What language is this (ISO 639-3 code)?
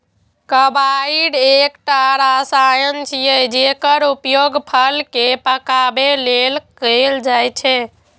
mai